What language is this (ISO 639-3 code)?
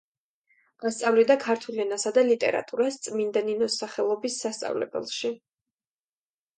kat